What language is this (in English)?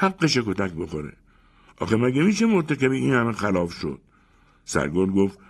Persian